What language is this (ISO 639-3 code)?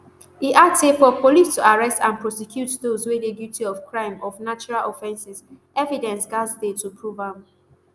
pcm